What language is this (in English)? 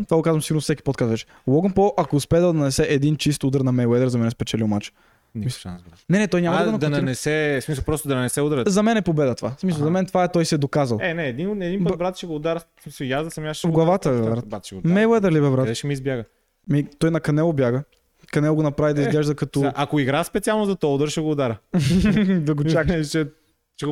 Bulgarian